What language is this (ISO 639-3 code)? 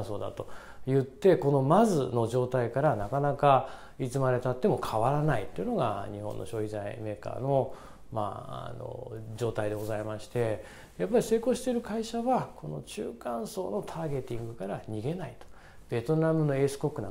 jpn